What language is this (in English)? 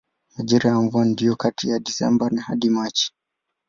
Swahili